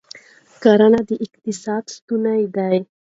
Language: Pashto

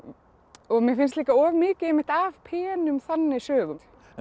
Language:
Icelandic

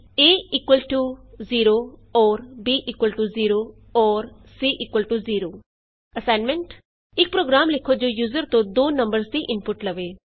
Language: Punjabi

